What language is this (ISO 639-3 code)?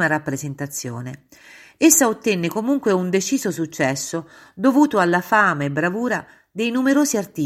ita